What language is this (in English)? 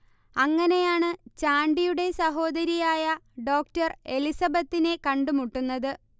Malayalam